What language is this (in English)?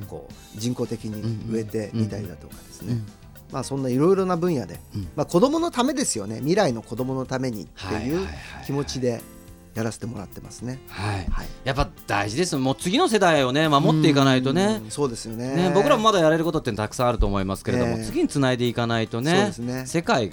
Japanese